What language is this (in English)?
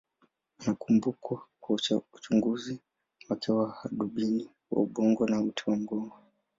Swahili